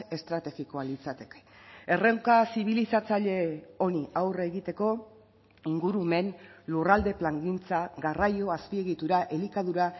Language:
Basque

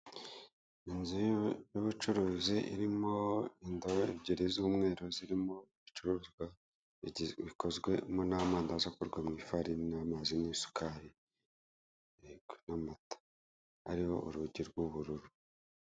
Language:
Kinyarwanda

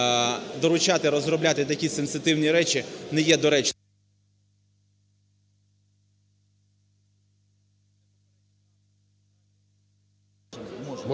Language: Ukrainian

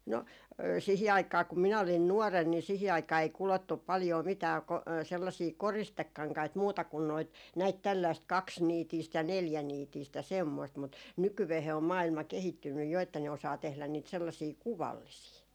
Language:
Finnish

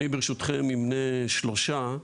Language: Hebrew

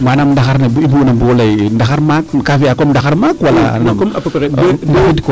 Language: Serer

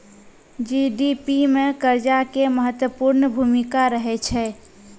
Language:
Maithili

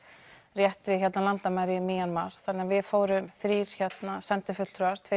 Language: Icelandic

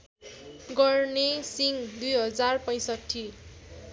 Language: Nepali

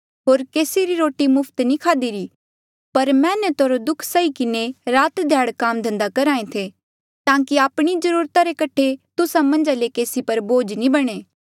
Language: Mandeali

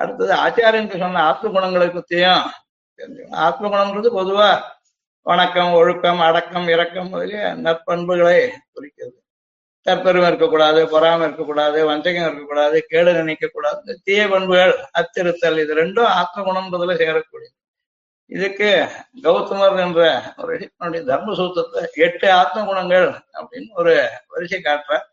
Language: Tamil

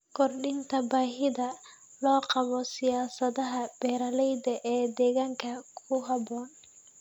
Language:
Somali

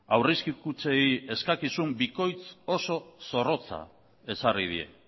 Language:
Basque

